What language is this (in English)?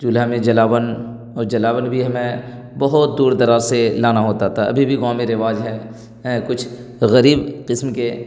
Urdu